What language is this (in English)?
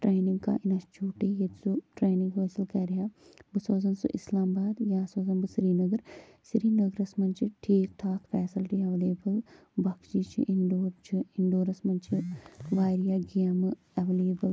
Kashmiri